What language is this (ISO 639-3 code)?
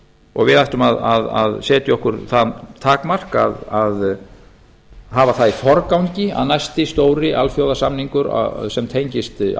isl